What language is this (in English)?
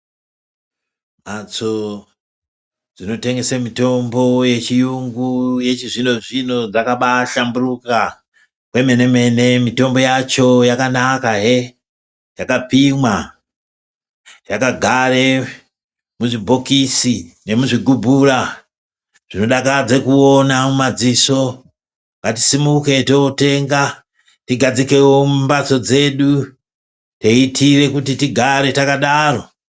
Ndau